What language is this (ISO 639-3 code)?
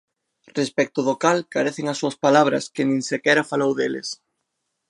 glg